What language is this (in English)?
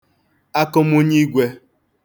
Igbo